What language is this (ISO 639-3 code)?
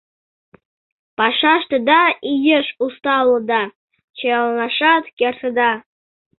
chm